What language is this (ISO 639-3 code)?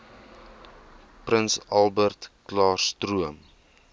afr